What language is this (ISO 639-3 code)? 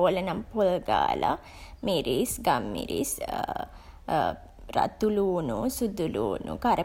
sin